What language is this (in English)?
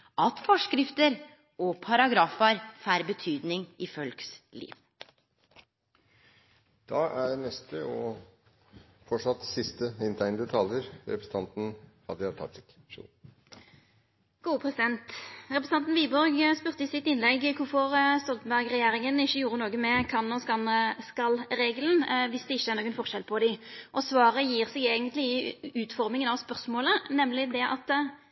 Norwegian Nynorsk